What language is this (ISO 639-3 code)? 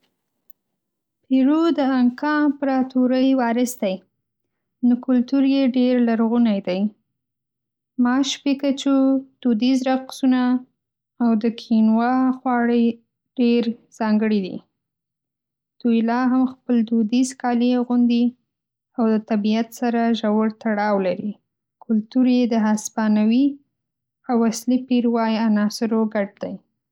pus